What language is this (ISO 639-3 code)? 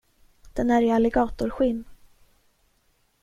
swe